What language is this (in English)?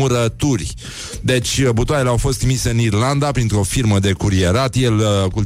Romanian